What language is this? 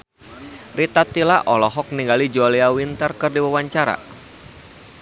Sundanese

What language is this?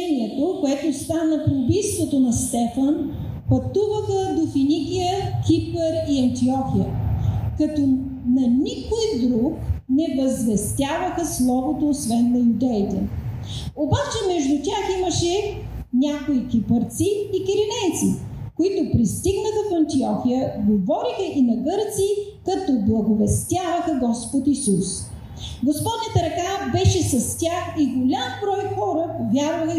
Bulgarian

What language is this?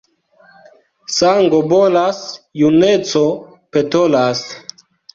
Esperanto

